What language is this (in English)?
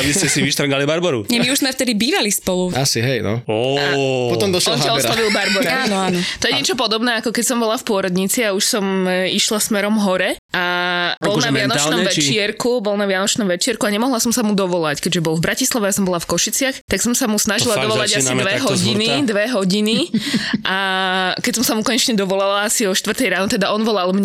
Slovak